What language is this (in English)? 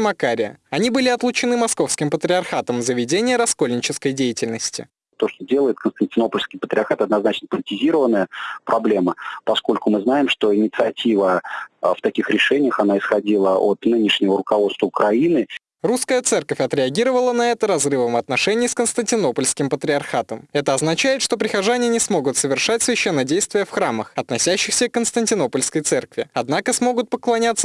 Russian